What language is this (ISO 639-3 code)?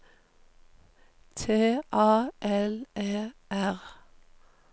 nor